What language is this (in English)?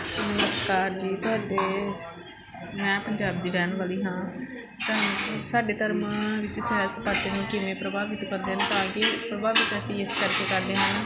Punjabi